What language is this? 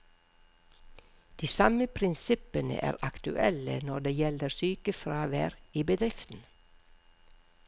Norwegian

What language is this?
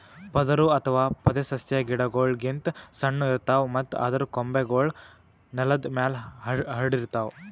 Kannada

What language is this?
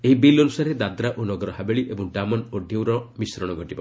Odia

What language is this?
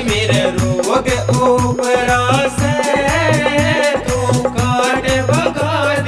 Hindi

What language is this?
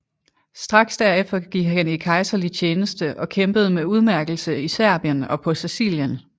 Danish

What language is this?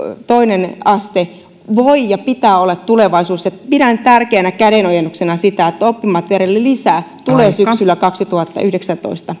Finnish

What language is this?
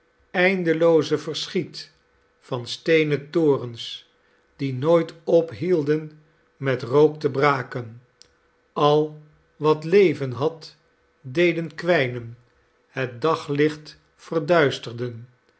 Dutch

